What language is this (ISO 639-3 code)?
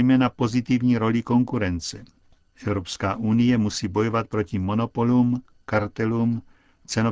ces